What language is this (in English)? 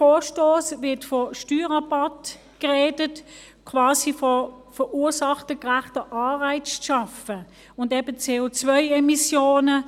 Swiss German